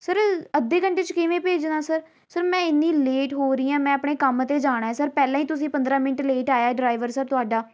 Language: Punjabi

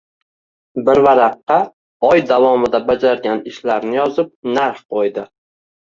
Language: Uzbek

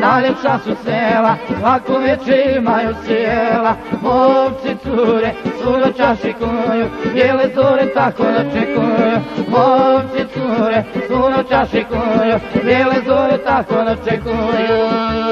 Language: Romanian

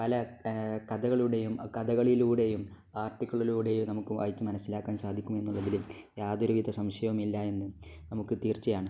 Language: Malayalam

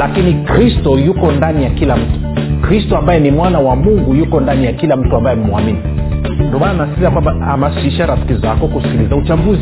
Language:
Swahili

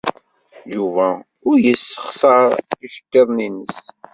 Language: Kabyle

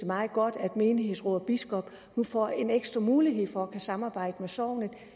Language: Danish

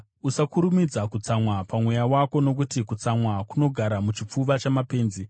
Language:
Shona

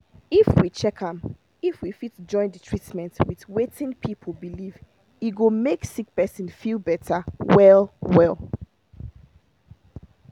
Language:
Nigerian Pidgin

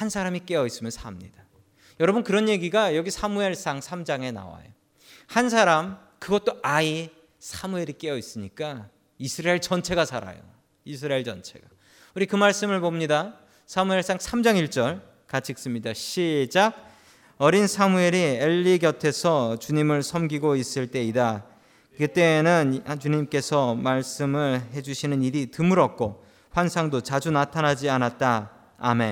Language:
Korean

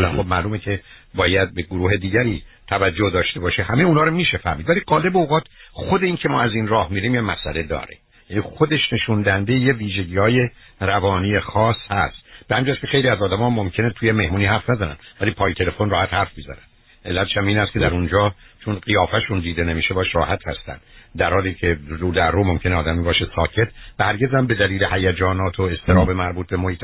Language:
Persian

